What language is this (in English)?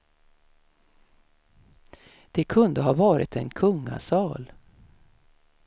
Swedish